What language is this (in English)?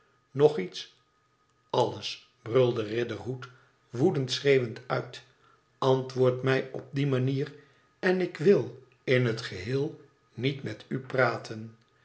Dutch